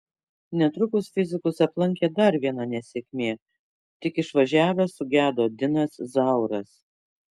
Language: Lithuanian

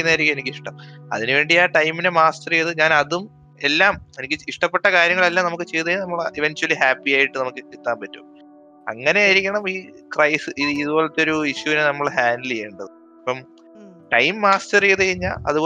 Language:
Malayalam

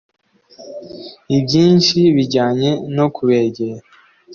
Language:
Kinyarwanda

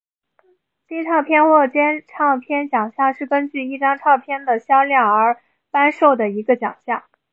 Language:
Chinese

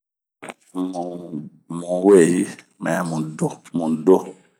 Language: Bomu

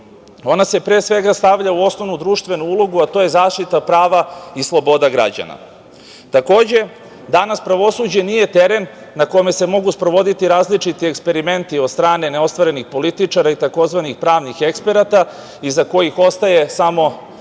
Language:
Serbian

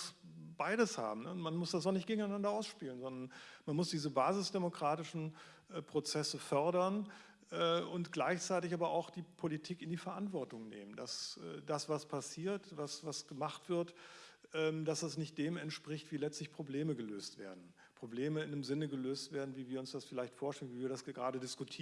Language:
German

